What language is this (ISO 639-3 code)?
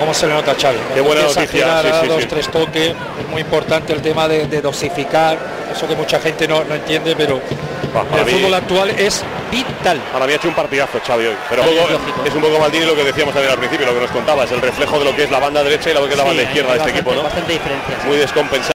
spa